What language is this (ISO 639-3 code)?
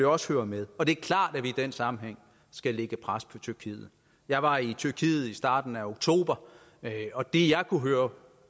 dan